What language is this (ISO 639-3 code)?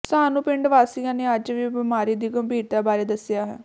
pan